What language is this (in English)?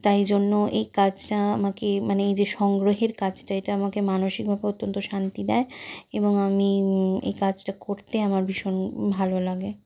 Bangla